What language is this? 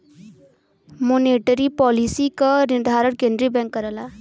Bhojpuri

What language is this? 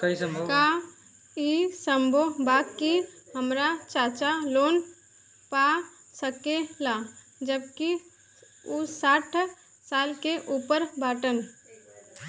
Bhojpuri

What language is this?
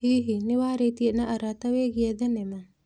Kikuyu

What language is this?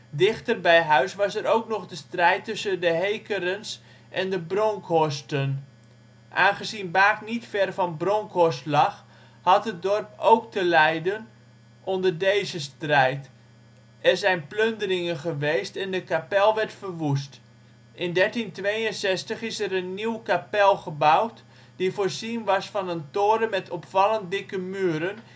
Dutch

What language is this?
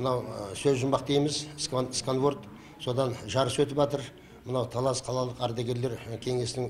Turkish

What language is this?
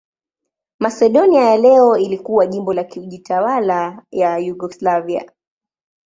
Swahili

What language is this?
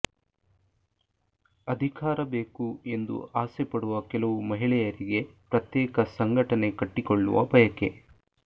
Kannada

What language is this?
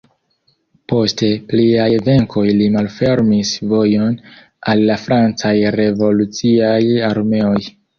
Esperanto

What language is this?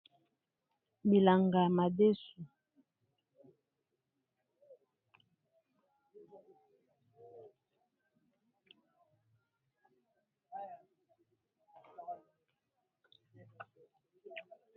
Lingala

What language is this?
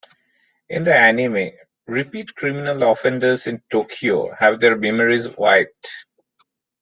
English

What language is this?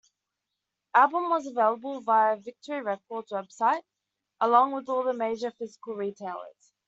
English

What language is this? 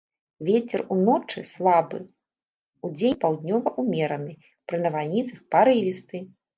Belarusian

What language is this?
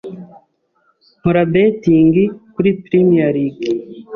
Kinyarwanda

